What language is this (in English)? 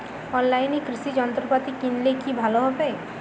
Bangla